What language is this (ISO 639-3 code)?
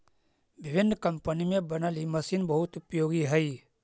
mag